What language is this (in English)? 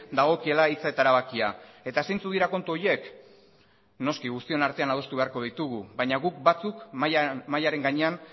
Basque